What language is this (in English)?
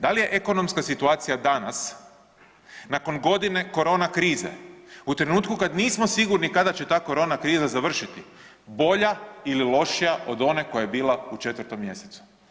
Croatian